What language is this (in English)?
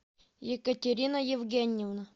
Russian